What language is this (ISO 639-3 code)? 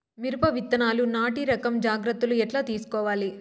tel